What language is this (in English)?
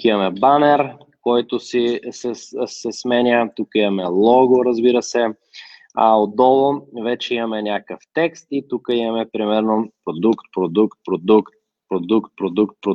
Bulgarian